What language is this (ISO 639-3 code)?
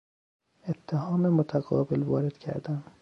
fas